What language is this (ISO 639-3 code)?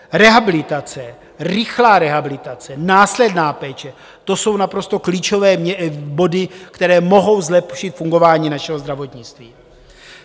ces